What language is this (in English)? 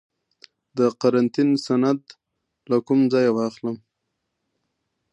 Pashto